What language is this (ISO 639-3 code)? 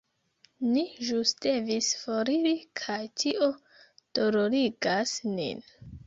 epo